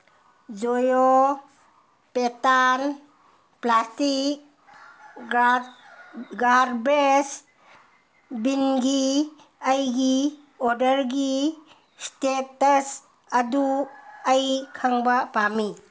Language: Manipuri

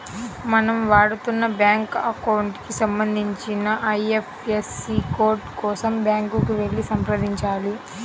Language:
Telugu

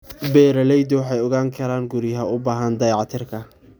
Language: Somali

